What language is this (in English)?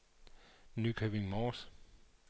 Danish